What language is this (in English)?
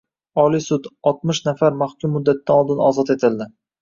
Uzbek